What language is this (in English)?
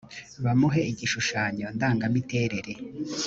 Kinyarwanda